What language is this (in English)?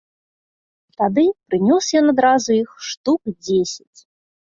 Belarusian